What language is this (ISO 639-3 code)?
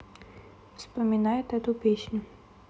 rus